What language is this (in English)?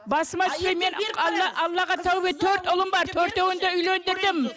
Kazakh